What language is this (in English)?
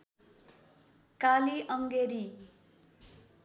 Nepali